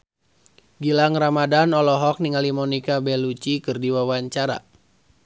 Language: Sundanese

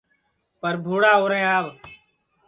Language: Sansi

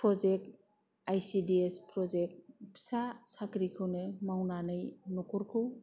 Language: Bodo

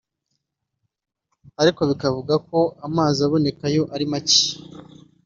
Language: Kinyarwanda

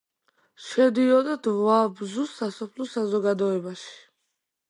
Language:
Georgian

